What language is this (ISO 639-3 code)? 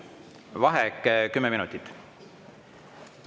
est